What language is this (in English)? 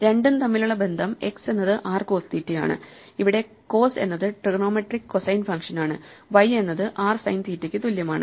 Malayalam